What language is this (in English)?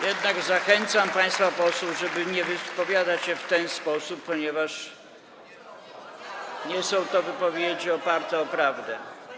Polish